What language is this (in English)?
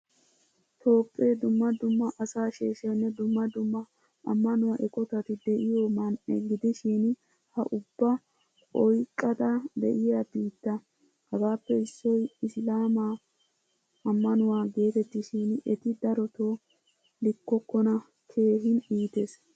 Wolaytta